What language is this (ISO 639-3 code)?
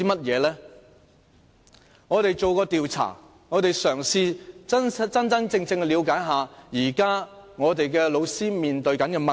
yue